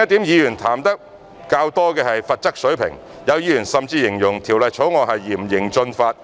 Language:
Cantonese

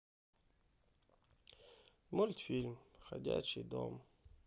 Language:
Russian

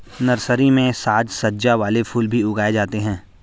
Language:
Hindi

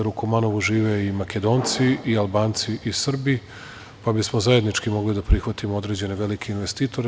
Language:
Serbian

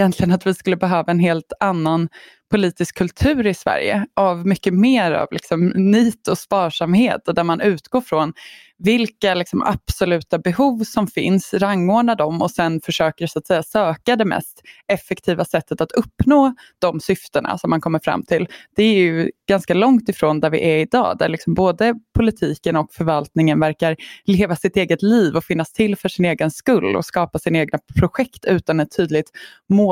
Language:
Swedish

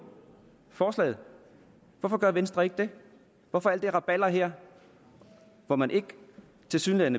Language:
Danish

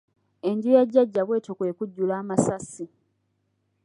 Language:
Ganda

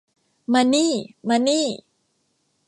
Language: Thai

